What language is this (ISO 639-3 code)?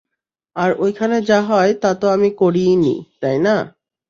ben